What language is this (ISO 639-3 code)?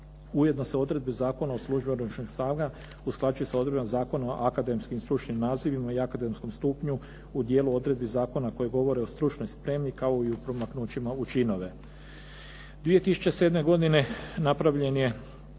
hrv